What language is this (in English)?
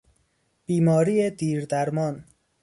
Persian